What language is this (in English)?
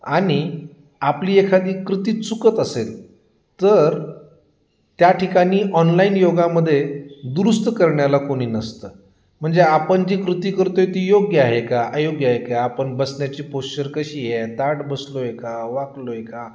Marathi